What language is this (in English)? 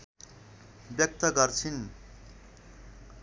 Nepali